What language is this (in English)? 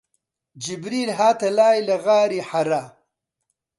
Central Kurdish